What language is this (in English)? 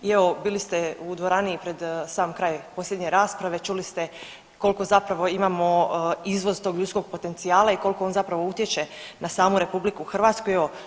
Croatian